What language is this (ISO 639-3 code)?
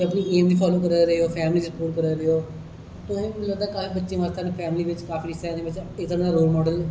doi